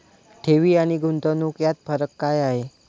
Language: Marathi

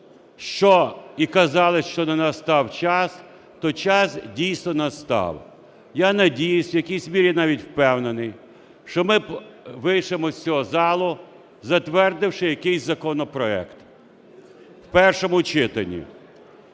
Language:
Ukrainian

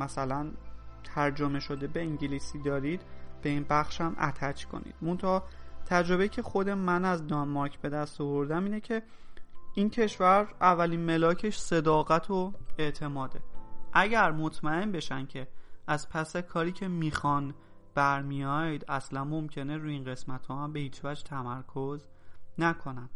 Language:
Persian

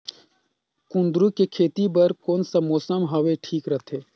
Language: Chhattisgarhi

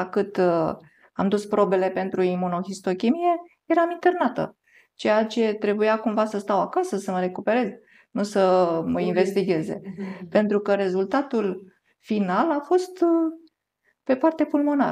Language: Romanian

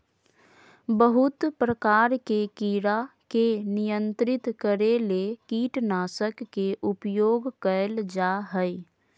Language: Magahi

